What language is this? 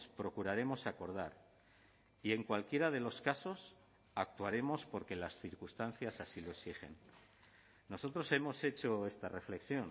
Spanish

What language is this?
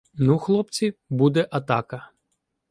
Ukrainian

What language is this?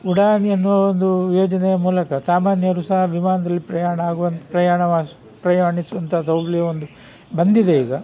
Kannada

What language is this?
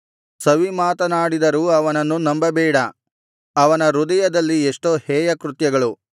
Kannada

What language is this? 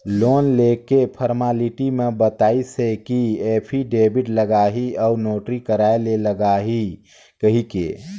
Chhattisgarhi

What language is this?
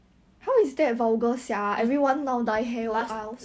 English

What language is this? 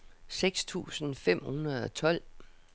Danish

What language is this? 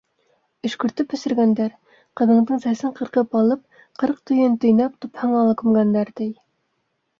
Bashkir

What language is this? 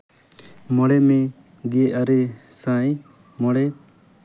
Santali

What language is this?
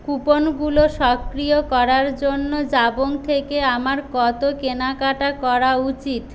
Bangla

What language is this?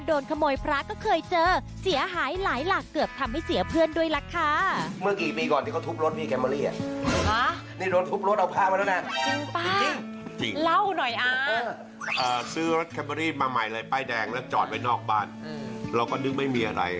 Thai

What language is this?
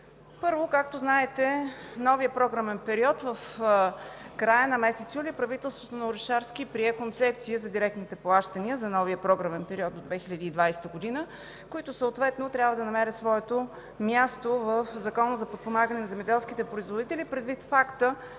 Bulgarian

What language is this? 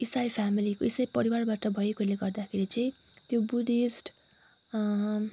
Nepali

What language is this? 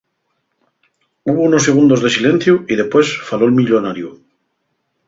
Asturian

